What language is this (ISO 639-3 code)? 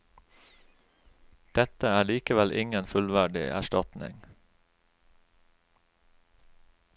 nor